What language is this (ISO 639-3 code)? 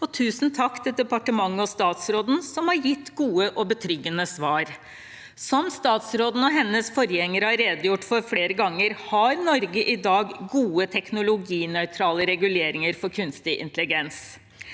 nor